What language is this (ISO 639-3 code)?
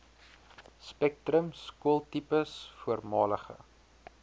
afr